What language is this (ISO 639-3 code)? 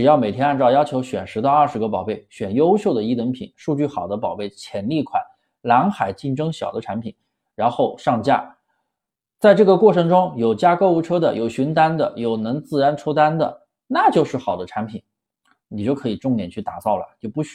zho